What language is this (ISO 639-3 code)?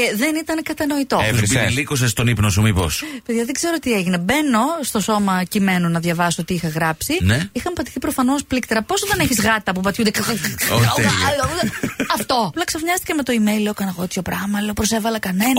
ell